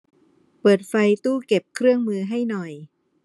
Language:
Thai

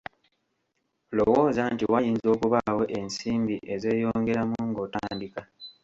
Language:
Ganda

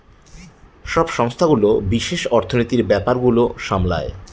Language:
Bangla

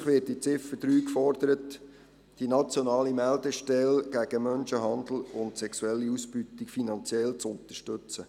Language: Swiss German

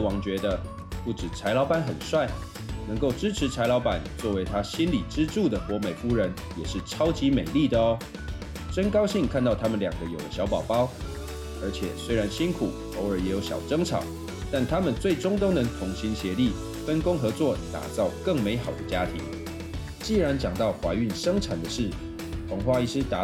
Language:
Chinese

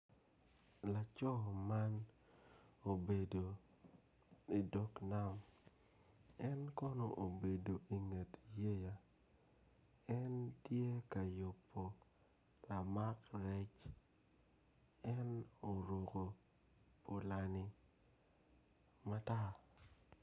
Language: Acoli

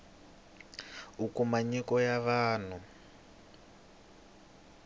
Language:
Tsonga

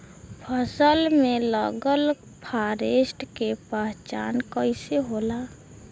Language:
Bhojpuri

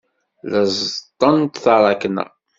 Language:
Kabyle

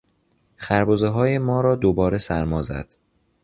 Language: Persian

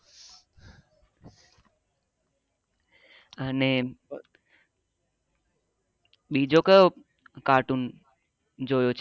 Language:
Gujarati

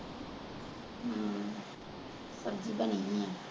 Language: Punjabi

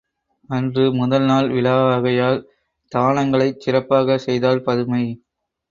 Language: Tamil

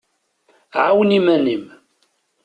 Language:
Kabyle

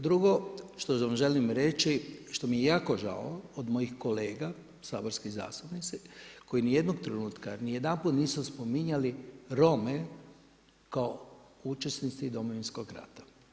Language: Croatian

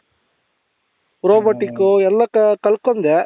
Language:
Kannada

